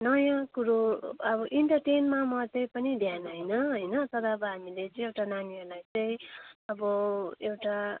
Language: Nepali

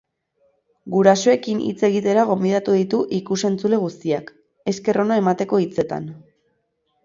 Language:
Basque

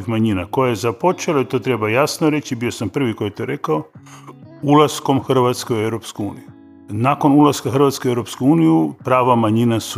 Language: Croatian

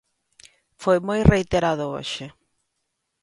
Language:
Galician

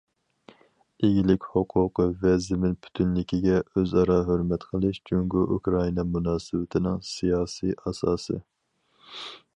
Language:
Uyghur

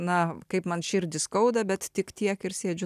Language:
Lithuanian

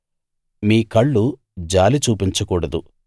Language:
Telugu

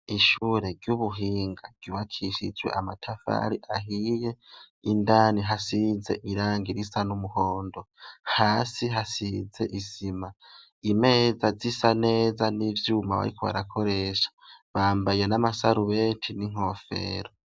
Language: Rundi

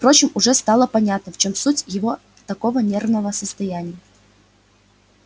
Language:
Russian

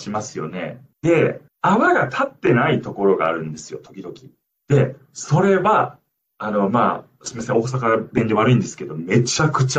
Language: Japanese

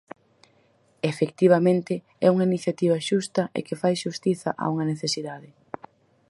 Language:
Galician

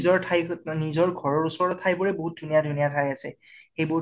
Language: Assamese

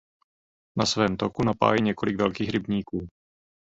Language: Czech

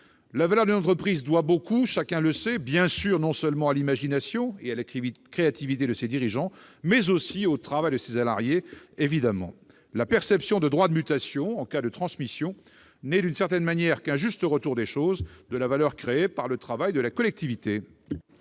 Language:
French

